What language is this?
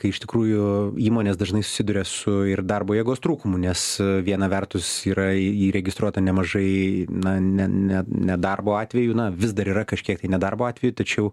Lithuanian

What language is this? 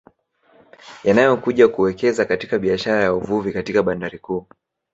Swahili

